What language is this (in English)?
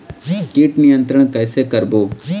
Chhattisgarhi